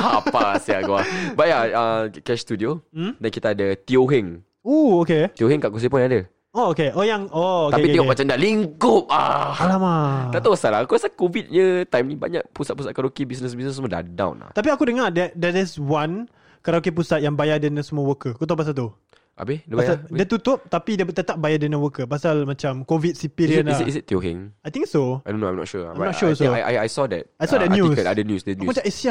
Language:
Malay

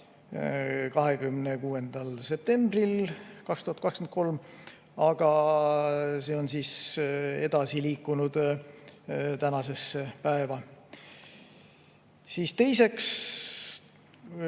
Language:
Estonian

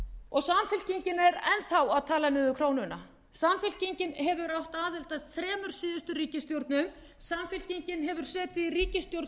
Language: Icelandic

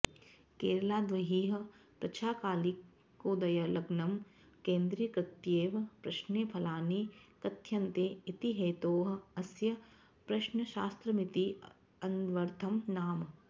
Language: Sanskrit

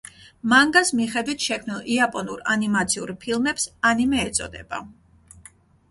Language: Georgian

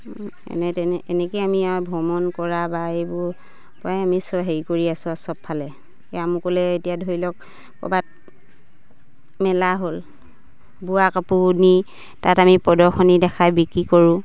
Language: Assamese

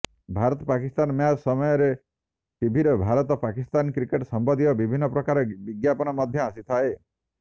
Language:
Odia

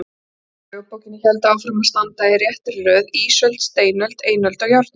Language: Icelandic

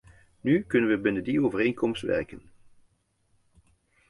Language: Dutch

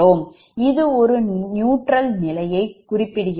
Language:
Tamil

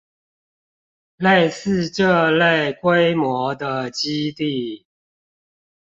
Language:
Chinese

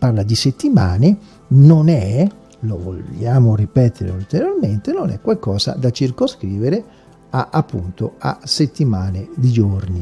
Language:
Italian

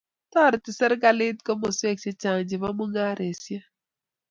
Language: Kalenjin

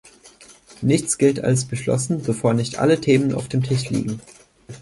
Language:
German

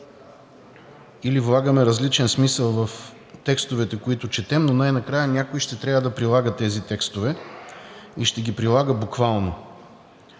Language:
Bulgarian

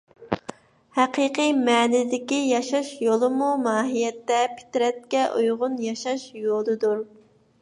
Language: Uyghur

